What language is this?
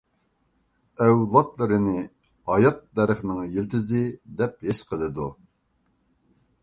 Uyghur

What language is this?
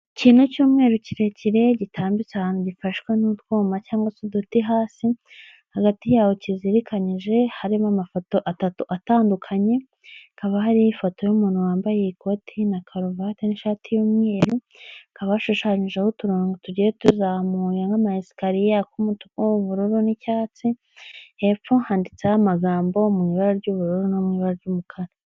Kinyarwanda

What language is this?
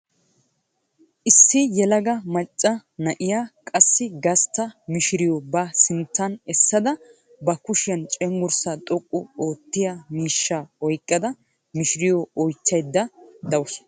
Wolaytta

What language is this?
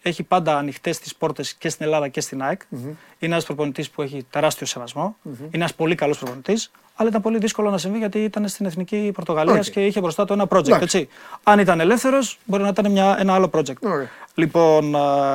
Greek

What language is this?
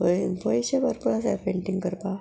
Konkani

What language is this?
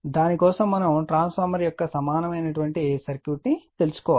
Telugu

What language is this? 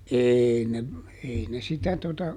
Finnish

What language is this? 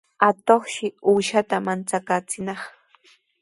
Sihuas Ancash Quechua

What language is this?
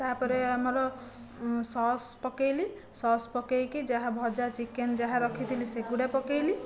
Odia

